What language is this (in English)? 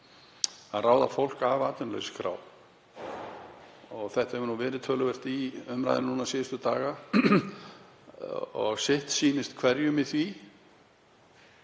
Icelandic